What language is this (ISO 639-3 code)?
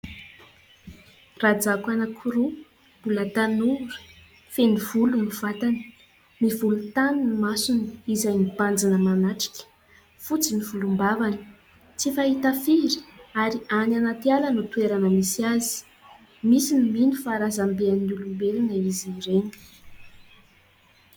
mlg